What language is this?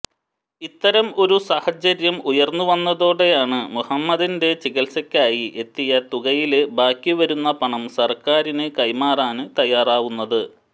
Malayalam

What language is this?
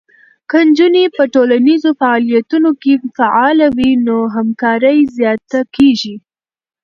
Pashto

